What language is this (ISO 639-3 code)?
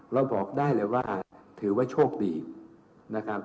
tha